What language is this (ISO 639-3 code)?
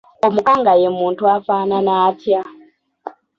lug